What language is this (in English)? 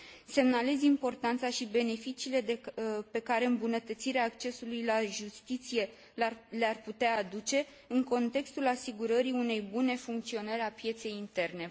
Romanian